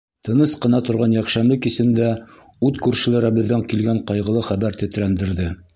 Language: Bashkir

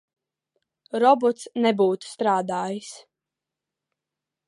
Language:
Latvian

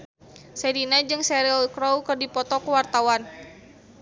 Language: Sundanese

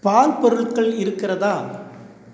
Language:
Tamil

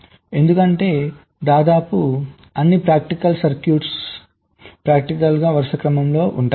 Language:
Telugu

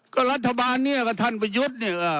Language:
Thai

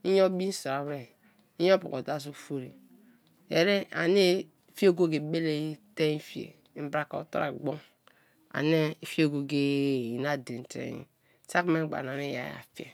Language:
Kalabari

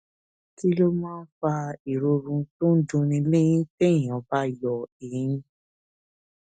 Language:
Yoruba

